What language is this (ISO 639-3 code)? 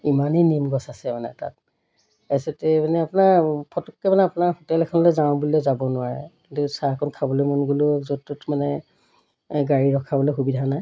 asm